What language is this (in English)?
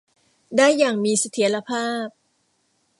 Thai